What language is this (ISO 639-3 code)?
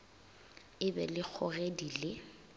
nso